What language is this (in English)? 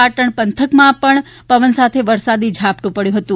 Gujarati